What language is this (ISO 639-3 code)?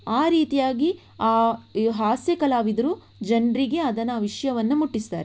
kan